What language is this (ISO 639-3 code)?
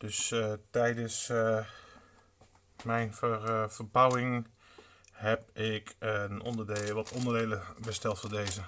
nld